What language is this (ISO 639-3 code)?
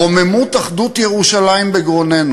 heb